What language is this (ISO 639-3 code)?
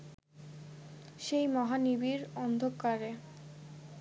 ben